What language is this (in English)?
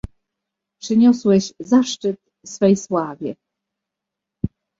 Polish